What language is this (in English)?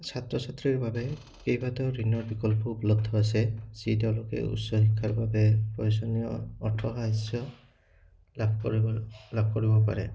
Assamese